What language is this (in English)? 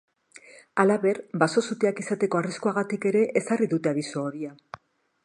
Basque